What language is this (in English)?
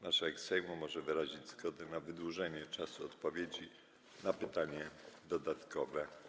Polish